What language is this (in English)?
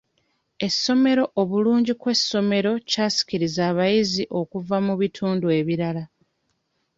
Ganda